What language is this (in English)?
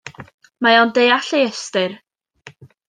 Welsh